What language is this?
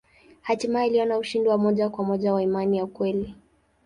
Swahili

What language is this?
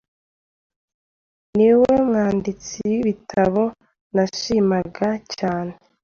Kinyarwanda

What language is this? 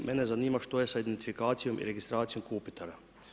Croatian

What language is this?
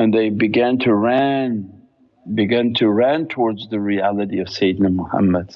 English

